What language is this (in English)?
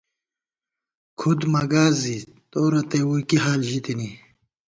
Gawar-Bati